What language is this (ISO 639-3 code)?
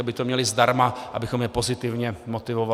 ces